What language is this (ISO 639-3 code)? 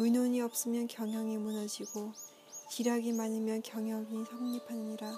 kor